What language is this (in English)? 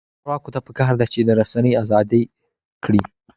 Pashto